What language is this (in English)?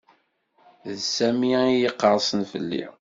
Kabyle